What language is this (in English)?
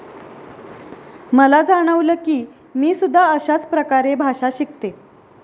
Marathi